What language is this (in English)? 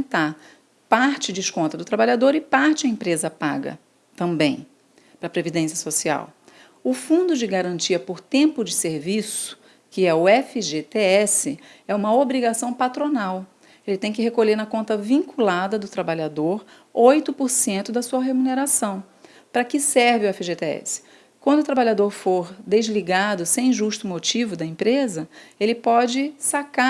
Portuguese